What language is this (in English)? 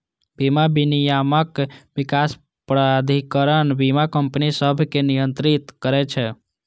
Maithili